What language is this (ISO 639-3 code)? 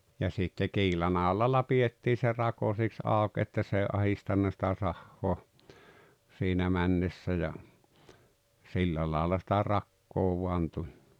fin